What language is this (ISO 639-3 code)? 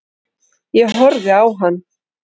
isl